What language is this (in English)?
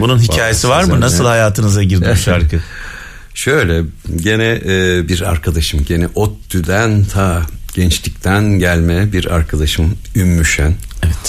Turkish